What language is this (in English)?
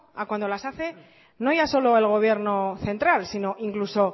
Spanish